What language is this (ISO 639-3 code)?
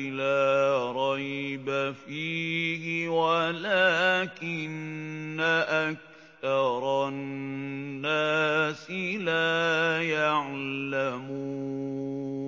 ara